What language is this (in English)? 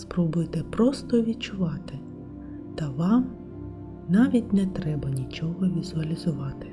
Ukrainian